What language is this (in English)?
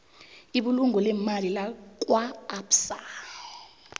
South Ndebele